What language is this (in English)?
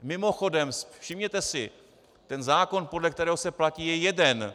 Czech